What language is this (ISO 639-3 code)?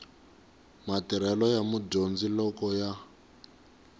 tso